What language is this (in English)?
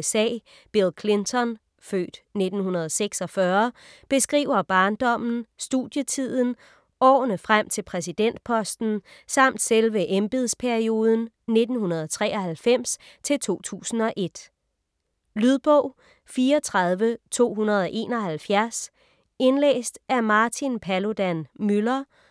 Danish